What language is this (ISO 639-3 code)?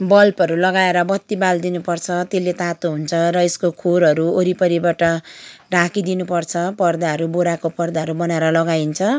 nep